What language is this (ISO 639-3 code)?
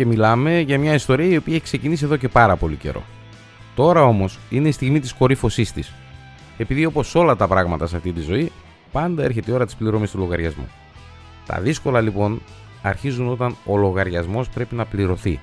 ell